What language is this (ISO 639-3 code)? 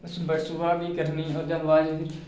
doi